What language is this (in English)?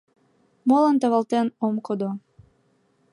Mari